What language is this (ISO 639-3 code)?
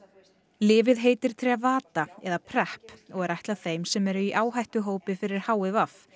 isl